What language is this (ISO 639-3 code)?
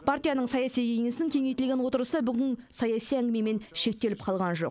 kaz